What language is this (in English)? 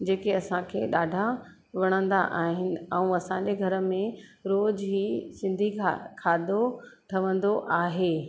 Sindhi